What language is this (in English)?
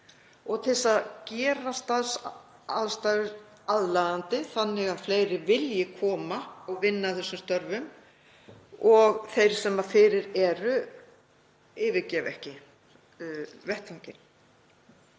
Icelandic